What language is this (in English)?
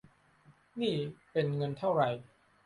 Thai